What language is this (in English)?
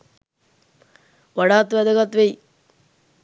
Sinhala